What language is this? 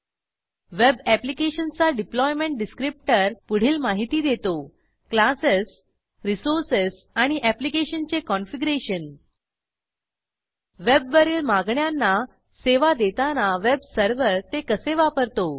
Marathi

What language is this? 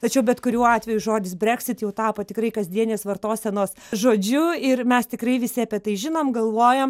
Lithuanian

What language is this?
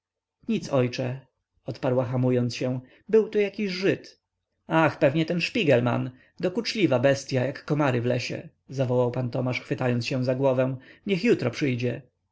Polish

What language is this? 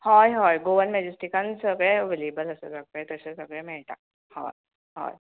Konkani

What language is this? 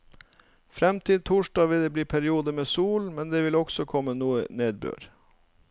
Norwegian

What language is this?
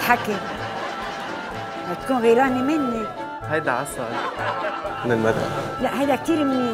Arabic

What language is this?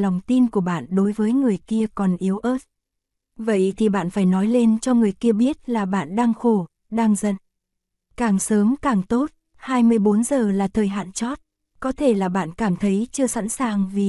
Vietnamese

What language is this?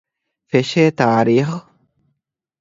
Divehi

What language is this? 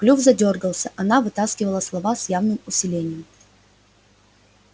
Russian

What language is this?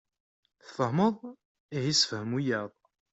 Kabyle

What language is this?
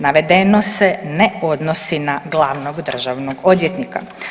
Croatian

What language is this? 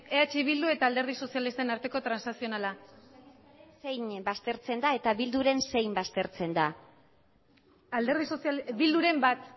Basque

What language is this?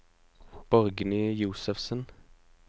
Norwegian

